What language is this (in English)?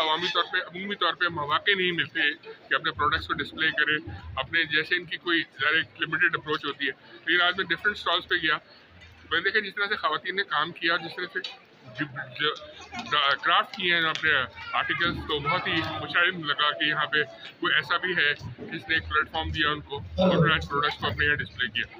Hindi